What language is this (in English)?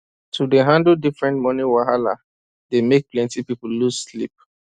Nigerian Pidgin